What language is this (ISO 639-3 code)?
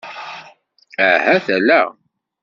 kab